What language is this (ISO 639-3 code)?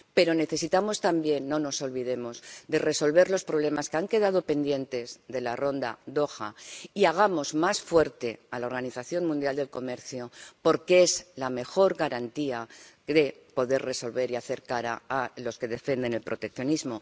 spa